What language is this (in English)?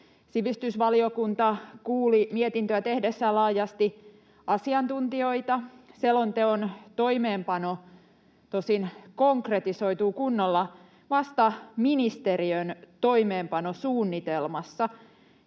Finnish